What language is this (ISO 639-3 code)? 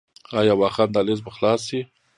pus